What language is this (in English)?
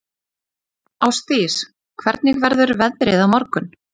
Icelandic